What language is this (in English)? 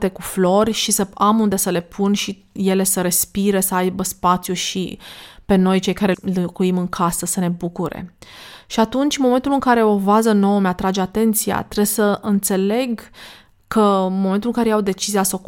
Romanian